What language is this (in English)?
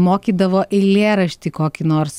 Lithuanian